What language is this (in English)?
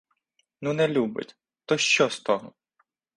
Ukrainian